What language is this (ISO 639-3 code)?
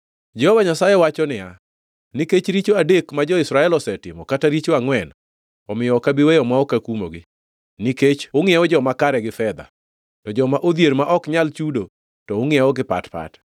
luo